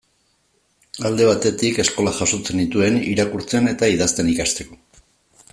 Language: Basque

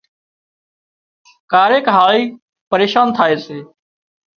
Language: Wadiyara Koli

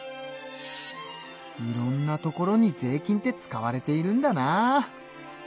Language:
Japanese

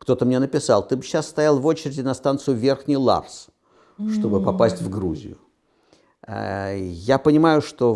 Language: Russian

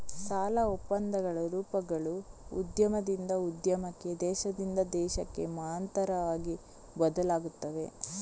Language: Kannada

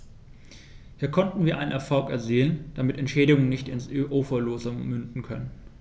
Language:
German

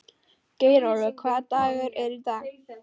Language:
Icelandic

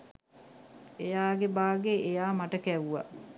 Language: Sinhala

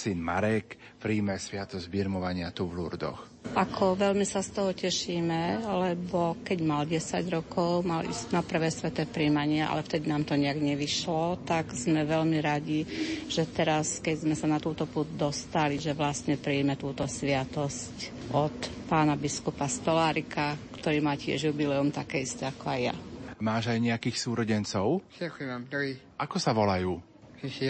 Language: Slovak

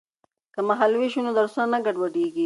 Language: Pashto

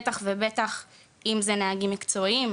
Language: Hebrew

